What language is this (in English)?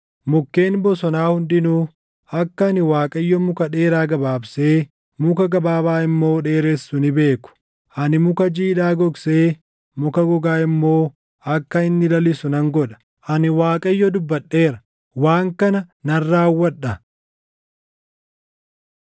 Oromo